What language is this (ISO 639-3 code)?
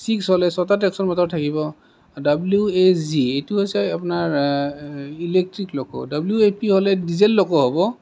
asm